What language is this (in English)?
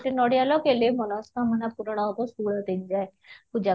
Odia